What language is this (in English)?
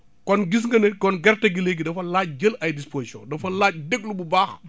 Wolof